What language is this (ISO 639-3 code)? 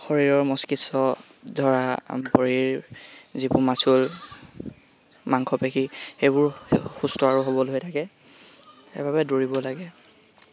asm